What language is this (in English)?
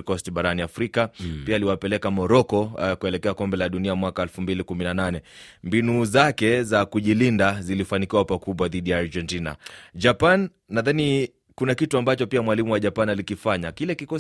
Swahili